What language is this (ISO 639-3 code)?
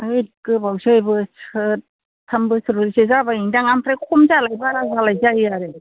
brx